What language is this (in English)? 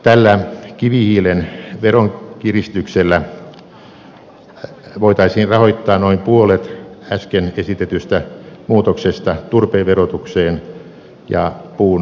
Finnish